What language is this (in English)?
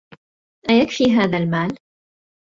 Arabic